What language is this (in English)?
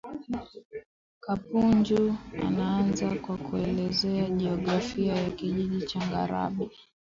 Swahili